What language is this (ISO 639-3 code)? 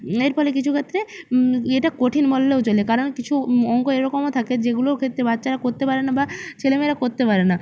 ben